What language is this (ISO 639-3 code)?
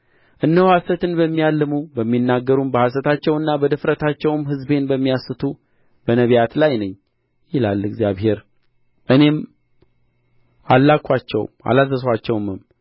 amh